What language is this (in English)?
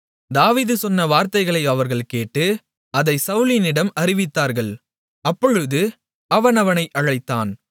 Tamil